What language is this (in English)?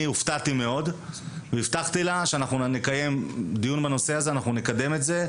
Hebrew